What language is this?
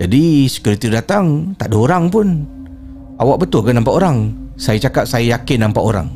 Malay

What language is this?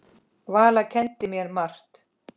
Icelandic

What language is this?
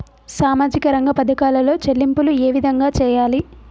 Telugu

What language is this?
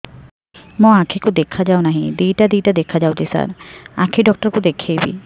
Odia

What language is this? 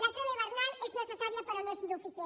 Catalan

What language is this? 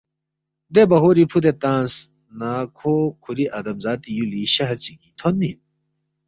Balti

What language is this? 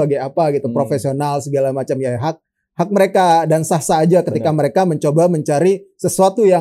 Indonesian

